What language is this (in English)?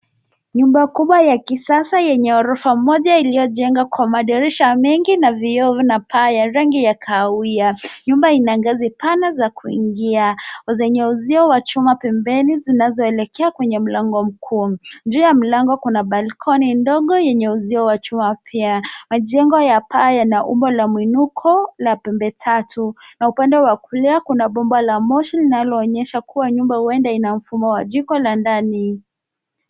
Swahili